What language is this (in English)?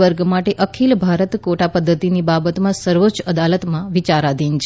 Gujarati